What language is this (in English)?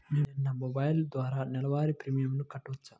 Telugu